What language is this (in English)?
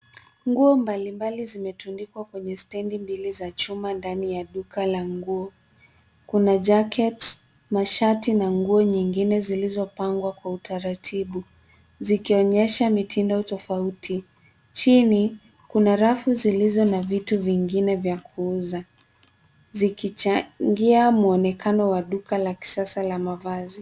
Swahili